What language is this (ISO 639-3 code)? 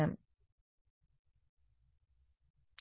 tel